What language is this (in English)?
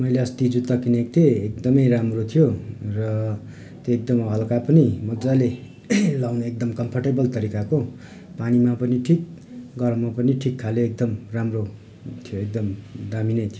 Nepali